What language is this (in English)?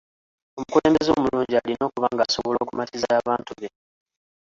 Ganda